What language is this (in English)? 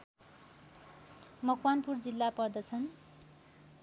Nepali